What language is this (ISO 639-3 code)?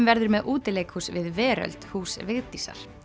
isl